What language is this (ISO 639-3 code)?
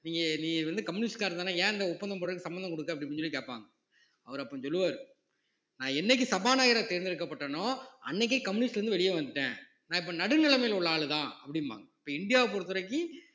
tam